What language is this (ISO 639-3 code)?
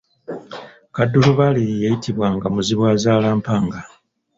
lug